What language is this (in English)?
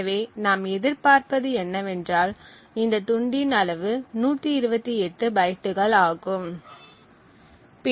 Tamil